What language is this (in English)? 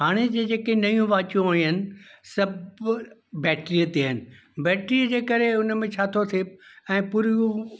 Sindhi